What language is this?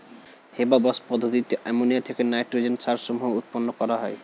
Bangla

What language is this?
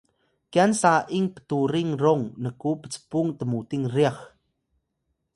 Atayal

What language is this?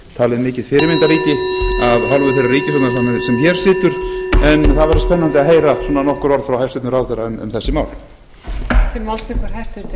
Icelandic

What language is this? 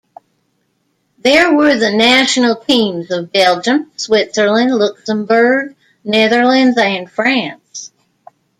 English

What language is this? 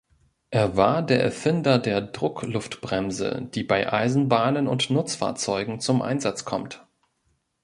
German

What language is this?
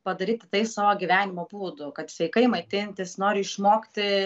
Lithuanian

